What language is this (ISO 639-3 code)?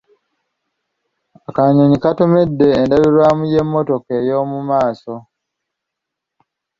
lug